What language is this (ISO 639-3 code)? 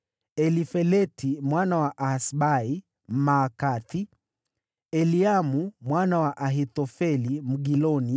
swa